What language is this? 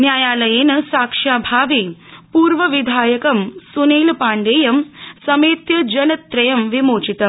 Sanskrit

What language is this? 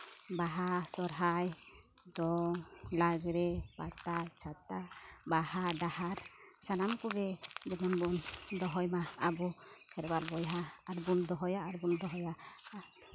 Santali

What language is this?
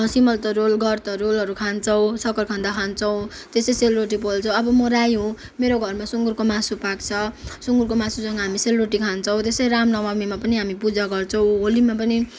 Nepali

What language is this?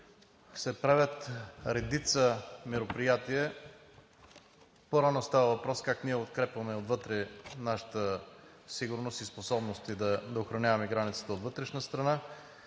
Bulgarian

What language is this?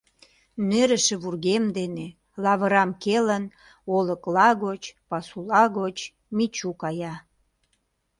Mari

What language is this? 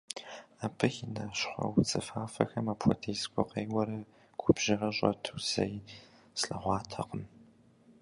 Kabardian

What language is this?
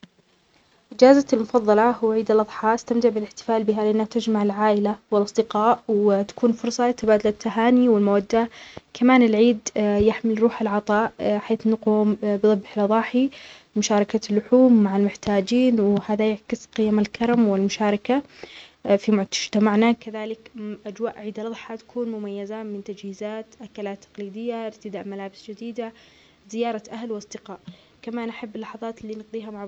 Omani Arabic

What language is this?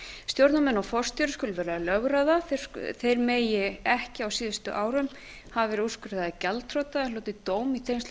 Icelandic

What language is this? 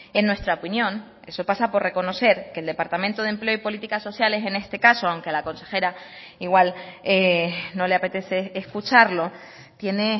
Spanish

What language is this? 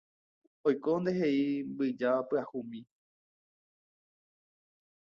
Guarani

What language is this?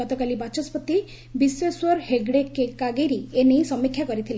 Odia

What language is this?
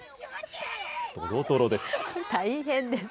Japanese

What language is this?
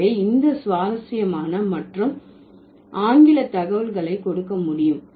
Tamil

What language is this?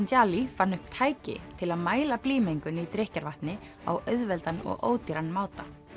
Icelandic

